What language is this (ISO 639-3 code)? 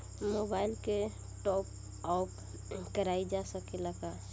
bho